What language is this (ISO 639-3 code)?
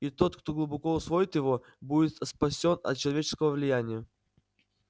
rus